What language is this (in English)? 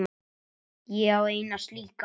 Icelandic